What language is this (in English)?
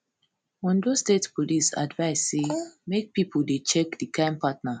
Nigerian Pidgin